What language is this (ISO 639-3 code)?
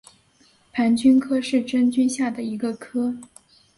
zho